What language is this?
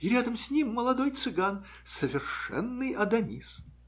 Russian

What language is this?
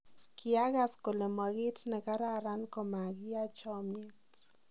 Kalenjin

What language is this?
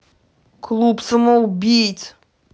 Russian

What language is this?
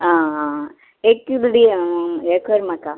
Konkani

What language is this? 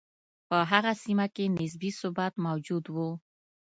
Pashto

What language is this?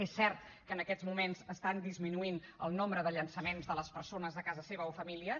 Catalan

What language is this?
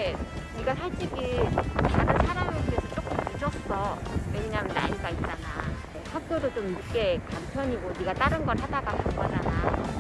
Korean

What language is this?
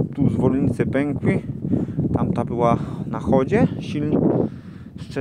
Polish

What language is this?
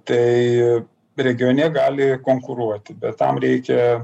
Lithuanian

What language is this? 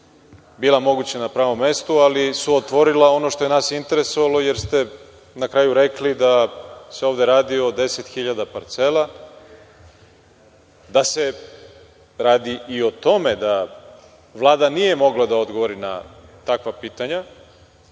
Serbian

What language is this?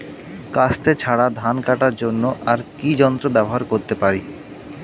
Bangla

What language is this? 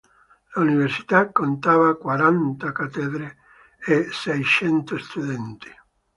Italian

